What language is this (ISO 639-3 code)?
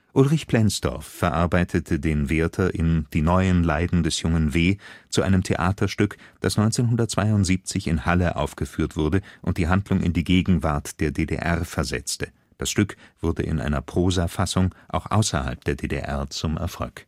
deu